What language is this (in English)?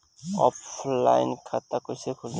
Bhojpuri